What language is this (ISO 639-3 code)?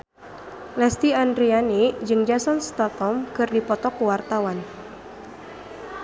sun